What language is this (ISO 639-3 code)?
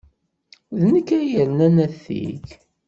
kab